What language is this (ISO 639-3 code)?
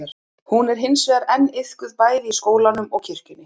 isl